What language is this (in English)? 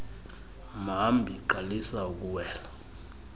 Xhosa